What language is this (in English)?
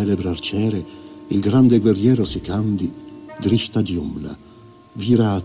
Italian